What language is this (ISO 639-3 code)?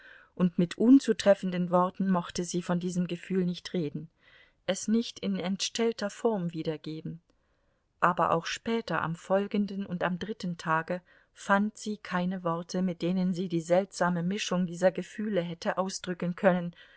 deu